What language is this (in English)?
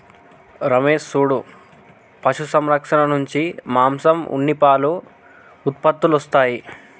Telugu